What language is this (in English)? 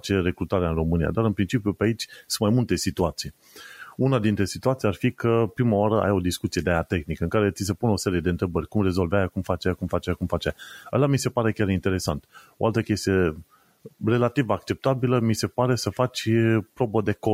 Romanian